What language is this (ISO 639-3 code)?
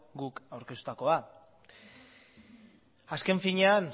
eus